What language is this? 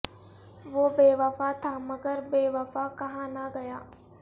Urdu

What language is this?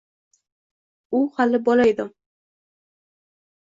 Uzbek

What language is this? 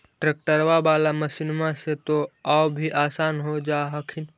Magahi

